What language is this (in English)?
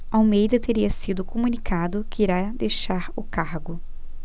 Portuguese